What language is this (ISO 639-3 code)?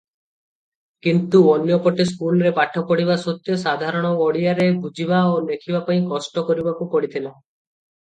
ori